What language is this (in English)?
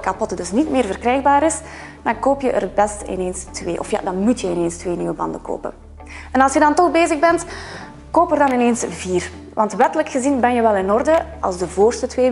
Dutch